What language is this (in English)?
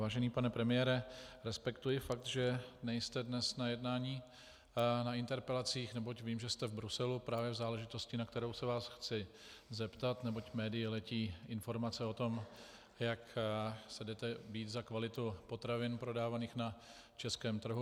Czech